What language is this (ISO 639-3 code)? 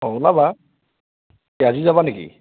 asm